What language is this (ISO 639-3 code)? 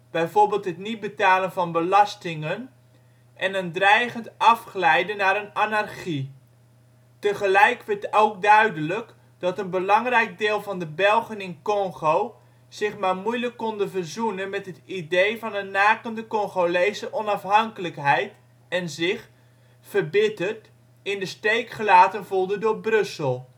nld